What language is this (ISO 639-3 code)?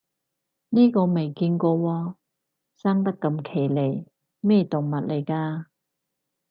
yue